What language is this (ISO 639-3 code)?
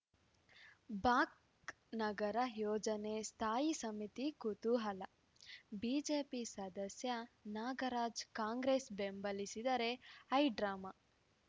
kan